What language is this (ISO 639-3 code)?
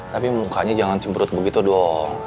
ind